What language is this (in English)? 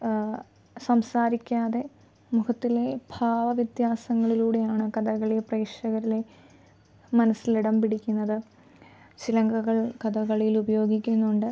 Malayalam